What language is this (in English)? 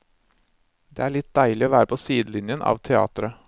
Norwegian